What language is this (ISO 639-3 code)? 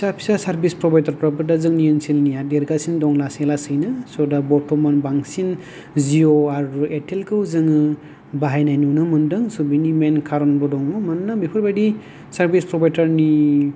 brx